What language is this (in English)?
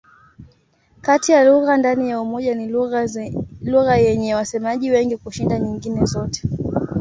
Swahili